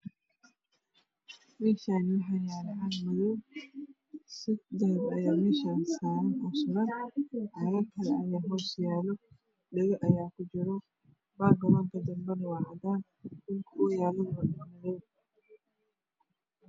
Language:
Somali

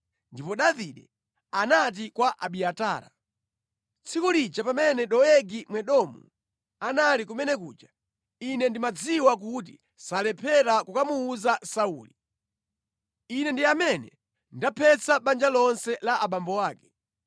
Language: Nyanja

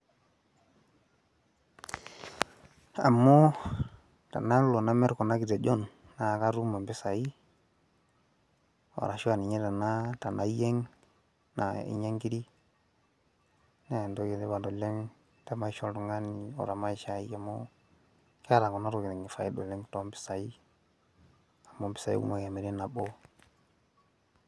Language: Masai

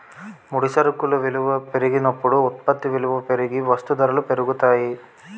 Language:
Telugu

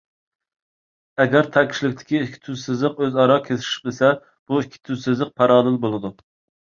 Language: Uyghur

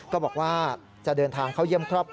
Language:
Thai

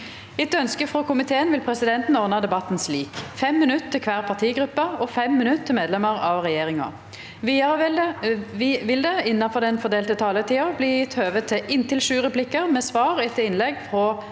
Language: Norwegian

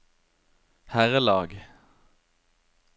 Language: Norwegian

